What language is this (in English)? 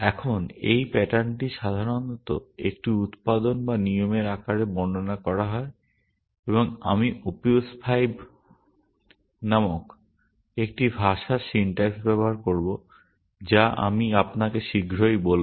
Bangla